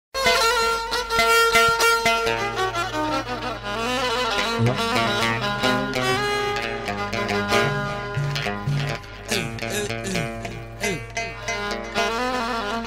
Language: Arabic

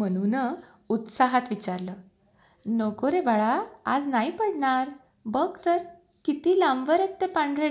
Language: Marathi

